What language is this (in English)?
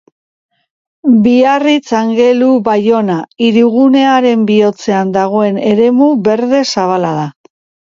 Basque